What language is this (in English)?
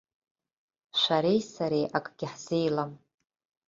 Abkhazian